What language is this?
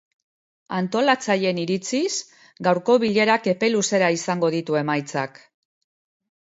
Basque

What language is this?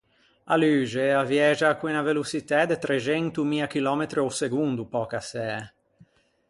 Ligurian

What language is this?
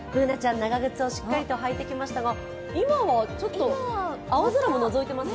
Japanese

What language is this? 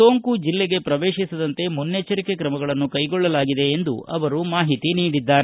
Kannada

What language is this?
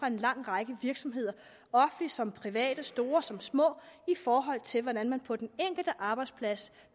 Danish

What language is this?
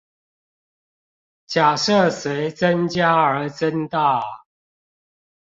Chinese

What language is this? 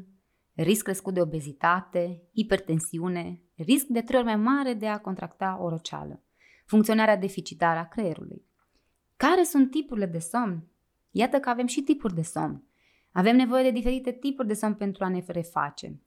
Romanian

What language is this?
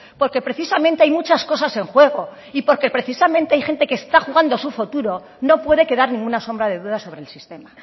Spanish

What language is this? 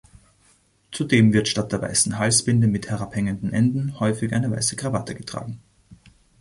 German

